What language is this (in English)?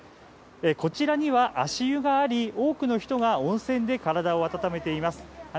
Japanese